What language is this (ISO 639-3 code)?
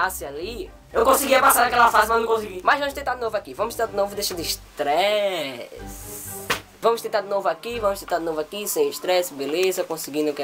por